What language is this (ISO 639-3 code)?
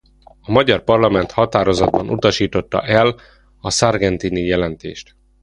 hun